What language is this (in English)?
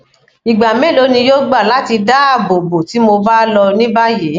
Yoruba